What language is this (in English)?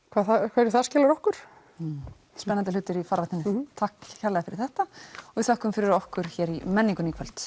Icelandic